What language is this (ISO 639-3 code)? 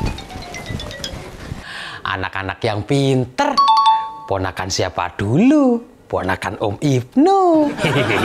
ind